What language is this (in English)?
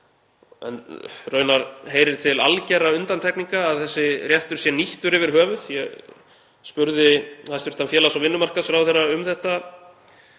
Icelandic